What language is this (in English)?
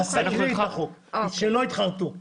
Hebrew